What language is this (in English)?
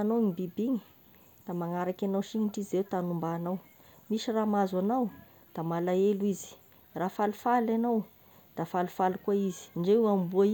Tesaka Malagasy